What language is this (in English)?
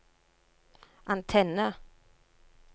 Norwegian